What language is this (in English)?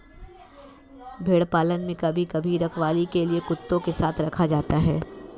Hindi